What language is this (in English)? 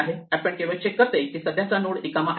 Marathi